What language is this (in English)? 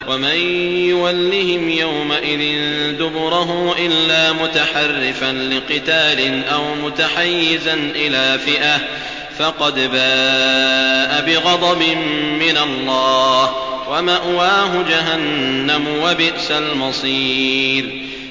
Arabic